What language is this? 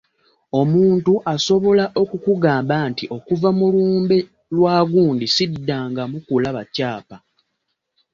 Ganda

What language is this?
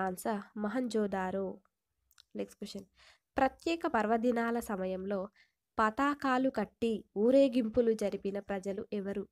Telugu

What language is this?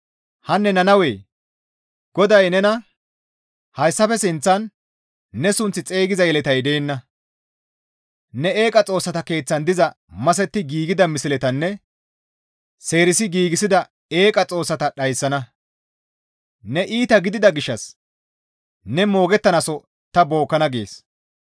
Gamo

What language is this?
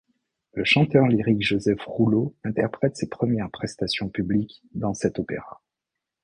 French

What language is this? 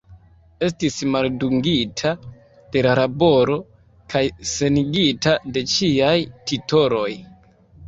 Esperanto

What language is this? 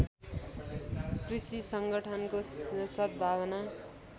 Nepali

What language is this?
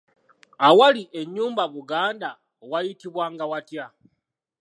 Ganda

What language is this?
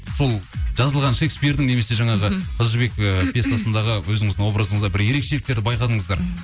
Kazakh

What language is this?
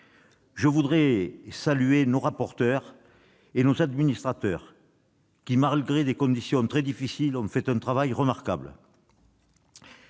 French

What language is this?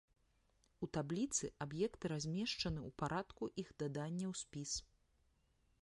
Belarusian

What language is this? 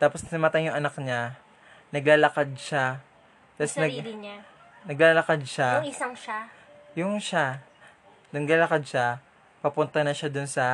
Filipino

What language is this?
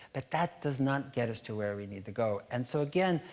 English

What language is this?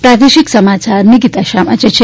Gujarati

